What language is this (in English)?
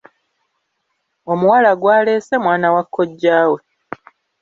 Ganda